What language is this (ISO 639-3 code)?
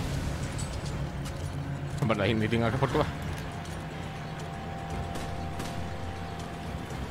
deu